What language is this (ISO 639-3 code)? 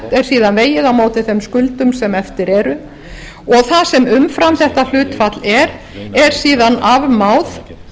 isl